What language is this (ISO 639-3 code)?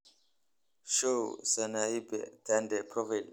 som